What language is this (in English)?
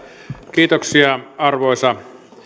Finnish